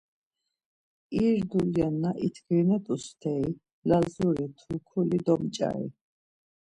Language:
Laz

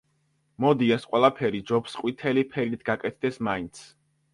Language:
Georgian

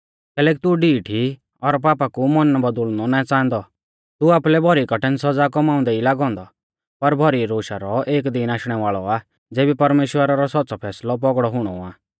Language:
Mahasu Pahari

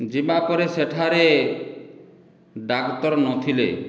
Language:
Odia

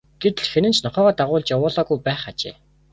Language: Mongolian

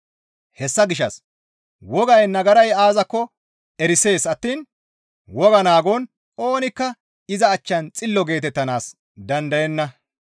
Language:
Gamo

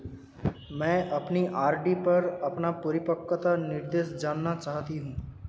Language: Hindi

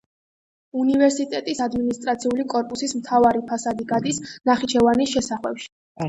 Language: Georgian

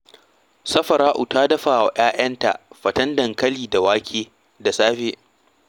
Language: Hausa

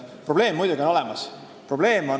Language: Estonian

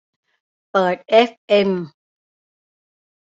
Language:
Thai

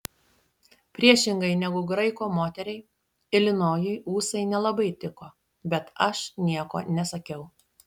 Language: Lithuanian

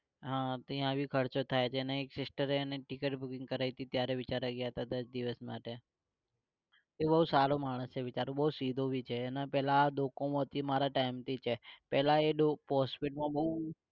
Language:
Gujarati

